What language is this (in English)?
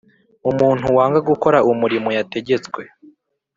Kinyarwanda